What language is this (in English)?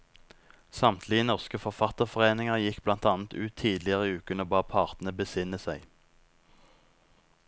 Norwegian